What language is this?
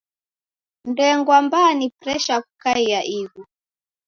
Taita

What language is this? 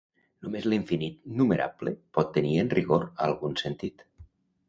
Catalan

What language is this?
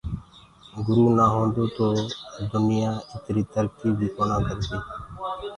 Gurgula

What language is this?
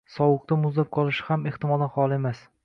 Uzbek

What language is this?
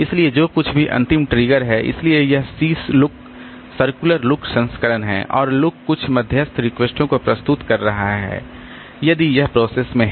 Hindi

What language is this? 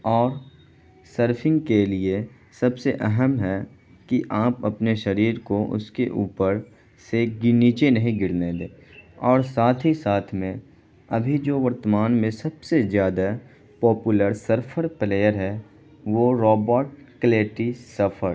Urdu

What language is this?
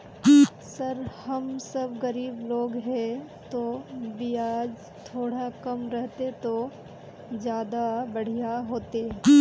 Magahi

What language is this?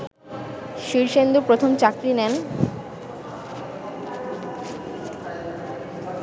Bangla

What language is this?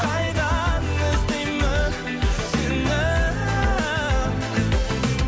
Kazakh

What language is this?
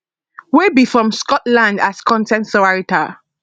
Nigerian Pidgin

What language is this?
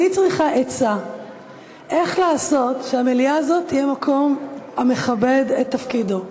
Hebrew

